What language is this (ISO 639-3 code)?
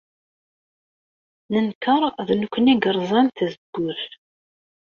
kab